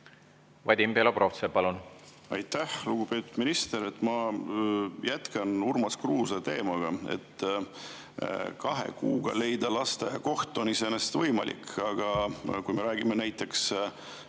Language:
Estonian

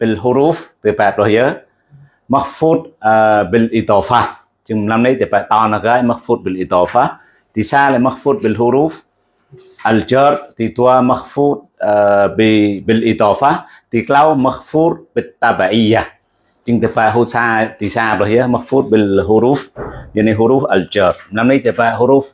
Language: Indonesian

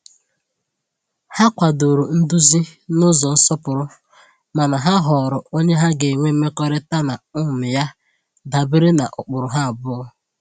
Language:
Igbo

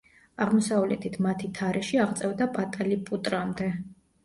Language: Georgian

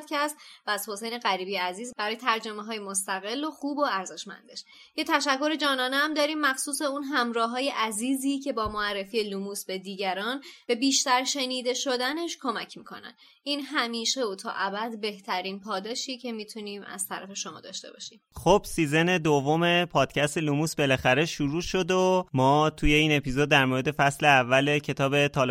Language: Persian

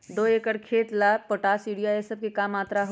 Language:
Magahi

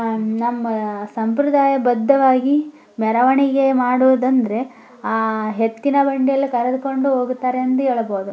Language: Kannada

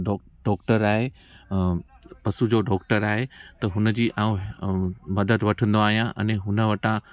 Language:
Sindhi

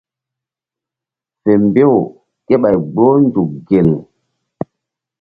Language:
Mbum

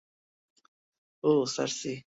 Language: Bangla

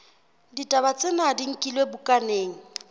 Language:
Southern Sotho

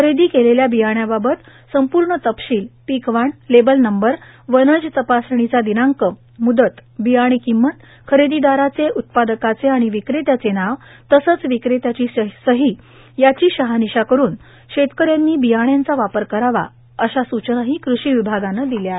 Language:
Marathi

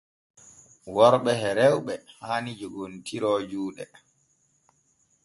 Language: Borgu Fulfulde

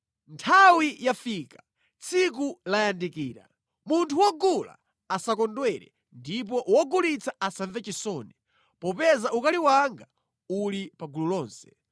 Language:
Nyanja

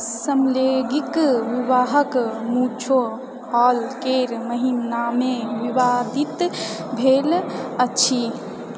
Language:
Maithili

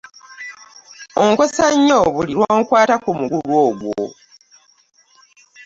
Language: Ganda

